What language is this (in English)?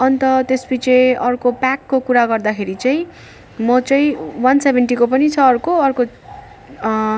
Nepali